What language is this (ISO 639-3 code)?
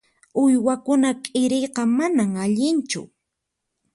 qxp